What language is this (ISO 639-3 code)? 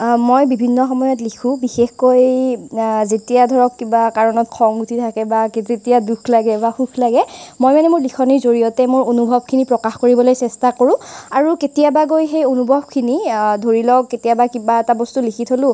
asm